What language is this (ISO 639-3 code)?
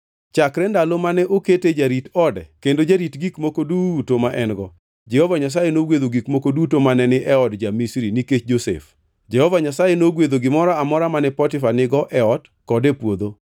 luo